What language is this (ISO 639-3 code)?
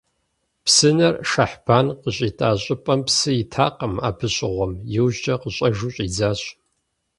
kbd